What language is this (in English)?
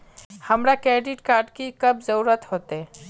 Magahi